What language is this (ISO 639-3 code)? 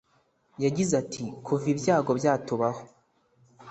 kin